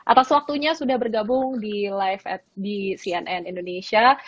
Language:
Indonesian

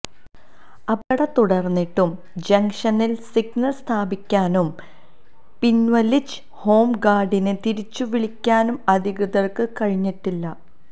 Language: Malayalam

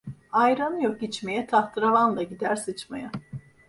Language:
Turkish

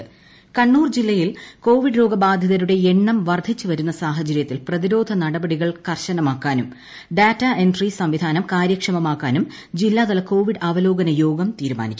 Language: Malayalam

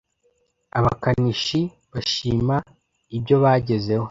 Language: Kinyarwanda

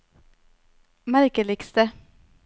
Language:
Norwegian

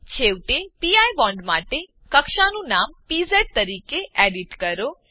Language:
Gujarati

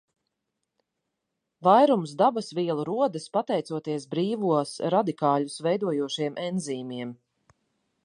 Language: Latvian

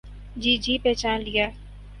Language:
Urdu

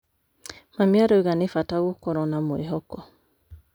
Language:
Kikuyu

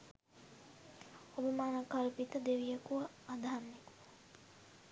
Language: Sinhala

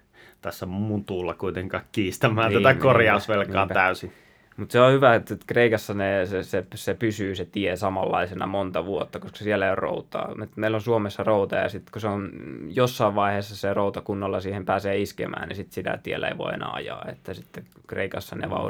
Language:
Finnish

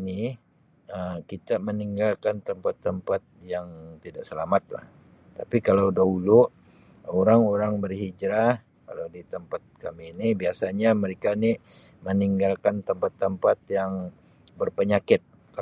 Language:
Sabah Malay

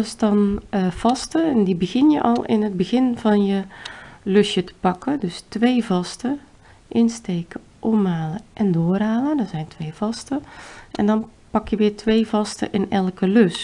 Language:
Dutch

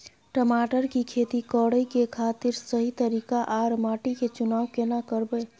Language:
Maithili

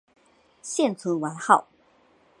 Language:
Chinese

